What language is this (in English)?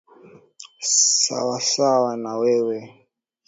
Swahili